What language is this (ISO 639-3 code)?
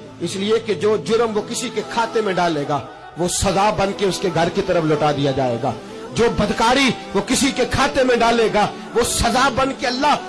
urd